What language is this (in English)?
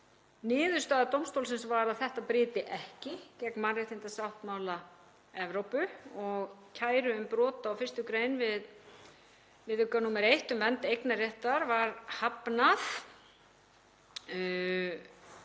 Icelandic